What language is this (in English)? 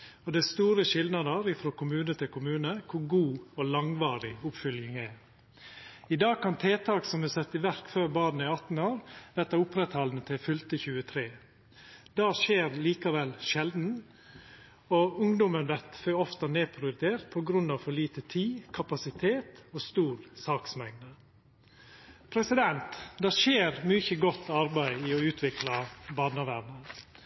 Norwegian Nynorsk